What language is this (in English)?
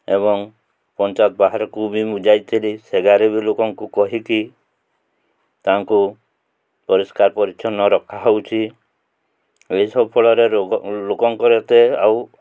Odia